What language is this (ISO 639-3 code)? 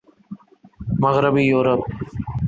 urd